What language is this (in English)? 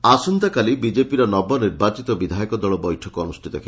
Odia